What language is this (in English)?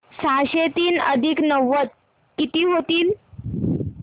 Marathi